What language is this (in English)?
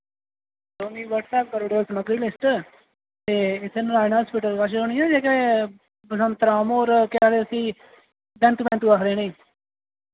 Dogri